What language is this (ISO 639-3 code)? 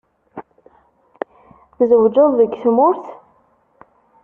kab